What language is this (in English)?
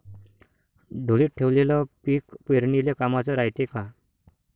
Marathi